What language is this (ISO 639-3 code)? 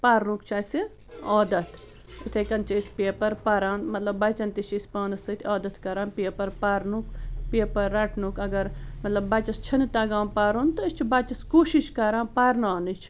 kas